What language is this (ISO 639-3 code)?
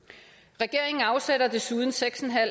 dan